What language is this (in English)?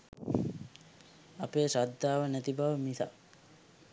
Sinhala